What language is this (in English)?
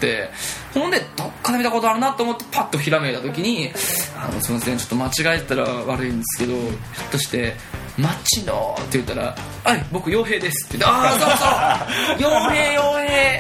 Japanese